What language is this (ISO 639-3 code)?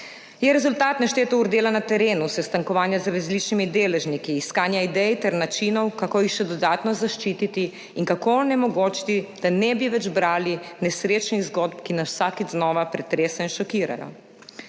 slv